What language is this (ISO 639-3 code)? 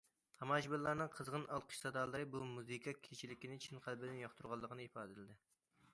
uig